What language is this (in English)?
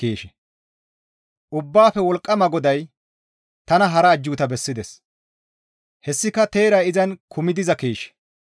Gamo